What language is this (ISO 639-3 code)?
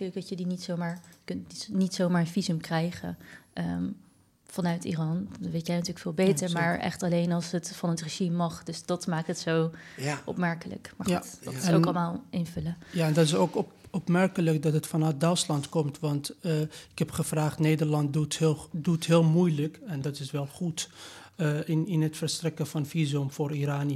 nld